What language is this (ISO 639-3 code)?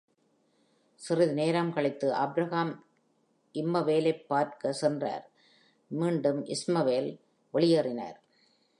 tam